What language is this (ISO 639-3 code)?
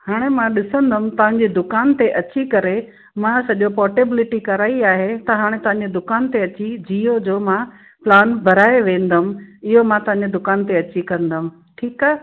snd